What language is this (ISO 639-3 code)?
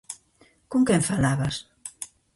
glg